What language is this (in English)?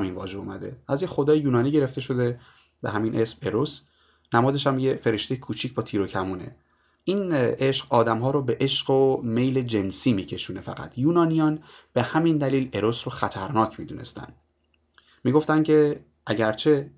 Persian